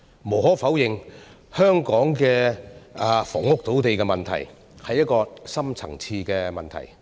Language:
Cantonese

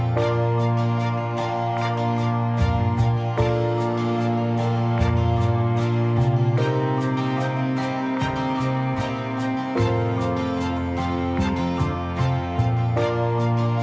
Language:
Vietnamese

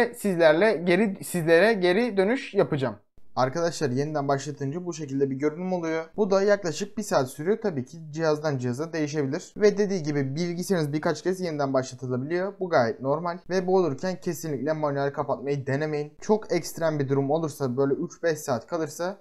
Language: Turkish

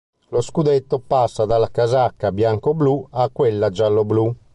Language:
Italian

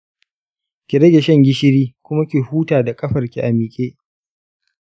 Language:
Hausa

